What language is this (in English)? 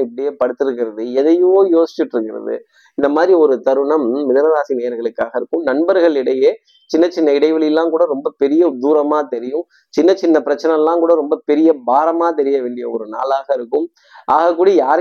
Tamil